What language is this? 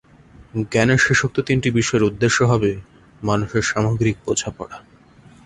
Bangla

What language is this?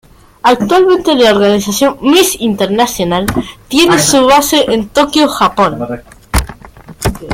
Spanish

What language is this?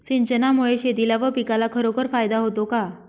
Marathi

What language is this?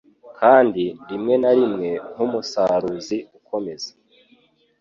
Kinyarwanda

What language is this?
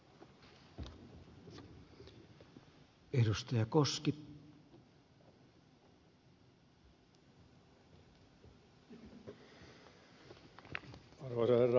Finnish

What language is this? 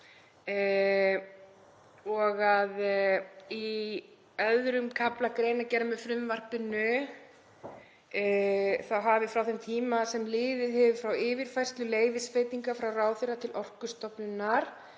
Icelandic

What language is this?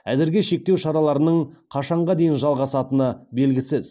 Kazakh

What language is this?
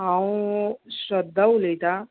Konkani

